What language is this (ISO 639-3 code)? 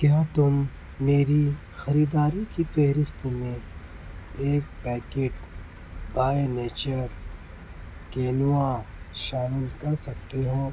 urd